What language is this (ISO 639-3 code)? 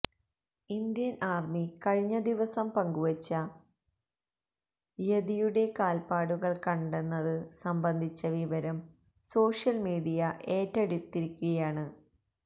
mal